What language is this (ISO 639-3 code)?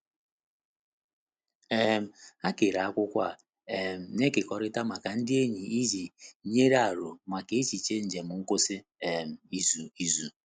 ibo